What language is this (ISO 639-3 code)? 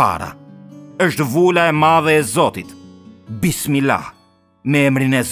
ron